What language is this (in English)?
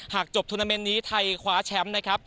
Thai